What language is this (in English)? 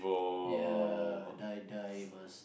English